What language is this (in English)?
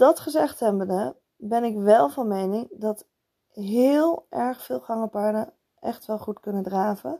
Dutch